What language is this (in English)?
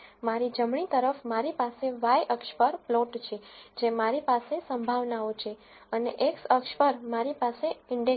Gujarati